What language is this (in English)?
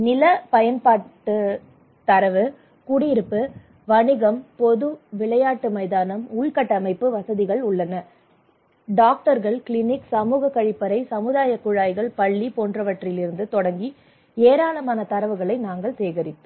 Tamil